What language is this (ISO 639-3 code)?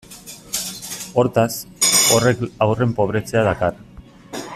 eus